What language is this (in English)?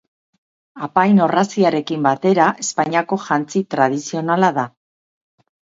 Basque